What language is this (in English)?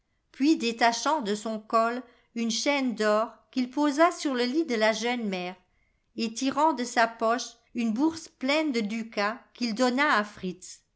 French